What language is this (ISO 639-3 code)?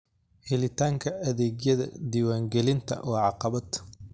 som